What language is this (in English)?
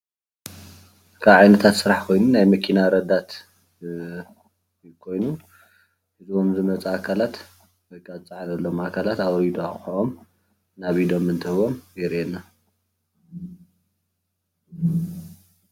Tigrinya